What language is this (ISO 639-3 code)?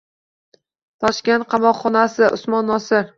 uzb